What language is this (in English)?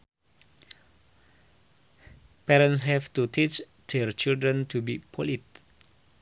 Sundanese